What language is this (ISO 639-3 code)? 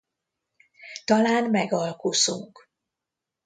hun